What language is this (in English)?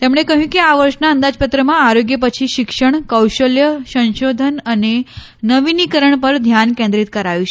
Gujarati